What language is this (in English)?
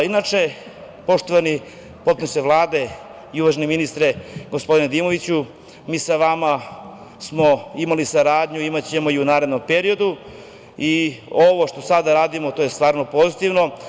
Serbian